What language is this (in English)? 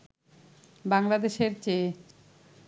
Bangla